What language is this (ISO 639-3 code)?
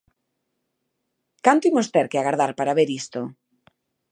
glg